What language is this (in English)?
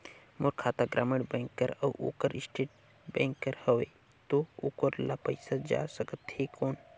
Chhattisgarhi